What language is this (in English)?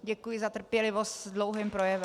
Czech